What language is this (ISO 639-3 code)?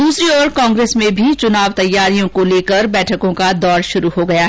hin